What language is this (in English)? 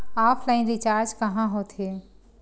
Chhattisgarhi